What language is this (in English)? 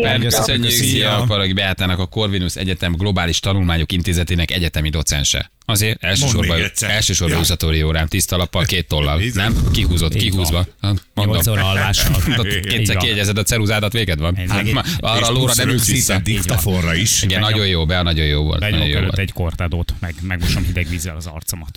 Hungarian